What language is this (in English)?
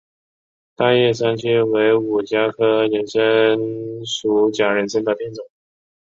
Chinese